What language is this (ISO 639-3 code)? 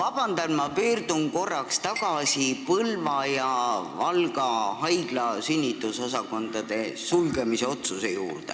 est